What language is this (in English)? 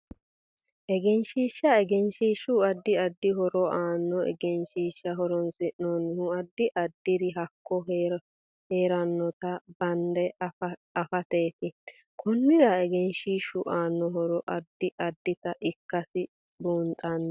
Sidamo